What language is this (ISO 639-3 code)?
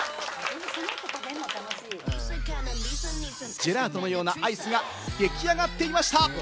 jpn